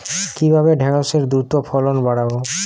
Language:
Bangla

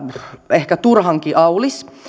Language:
Finnish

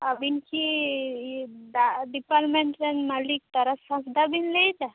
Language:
Santali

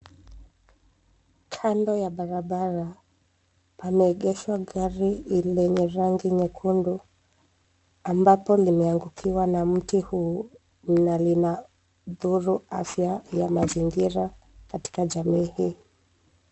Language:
Swahili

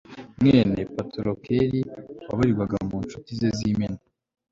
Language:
Kinyarwanda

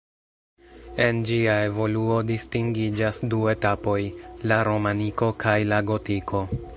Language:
Esperanto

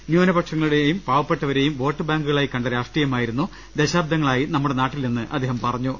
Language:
Malayalam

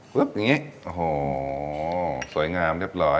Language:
Thai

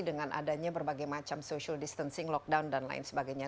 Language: Indonesian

